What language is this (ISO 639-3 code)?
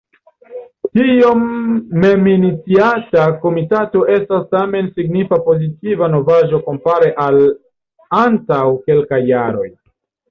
epo